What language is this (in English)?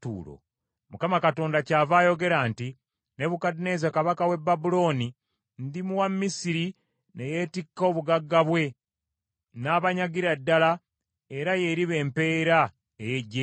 Ganda